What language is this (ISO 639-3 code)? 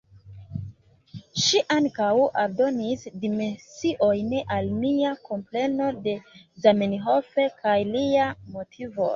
epo